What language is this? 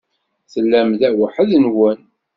Kabyle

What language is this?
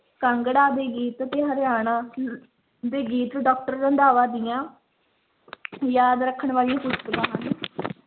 Punjabi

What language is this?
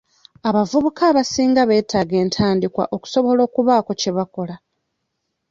Ganda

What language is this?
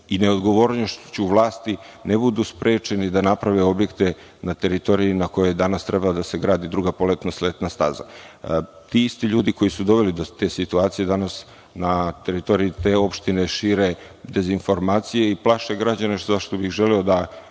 Serbian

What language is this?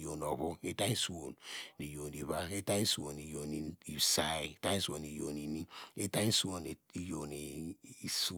Degema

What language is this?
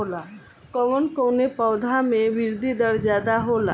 Bhojpuri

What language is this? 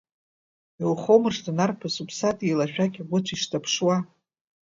Abkhazian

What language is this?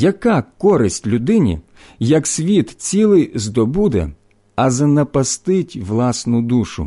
Ukrainian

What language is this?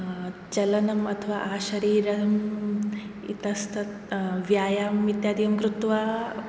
Sanskrit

